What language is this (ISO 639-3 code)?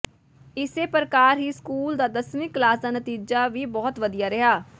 pan